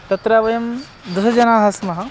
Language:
Sanskrit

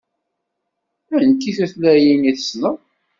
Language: Kabyle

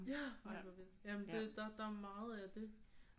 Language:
Danish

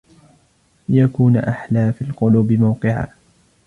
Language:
Arabic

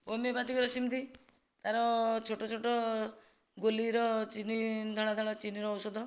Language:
Odia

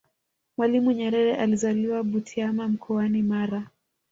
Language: Swahili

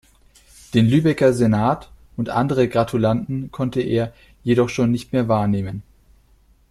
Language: German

